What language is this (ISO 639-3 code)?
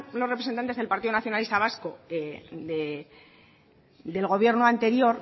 spa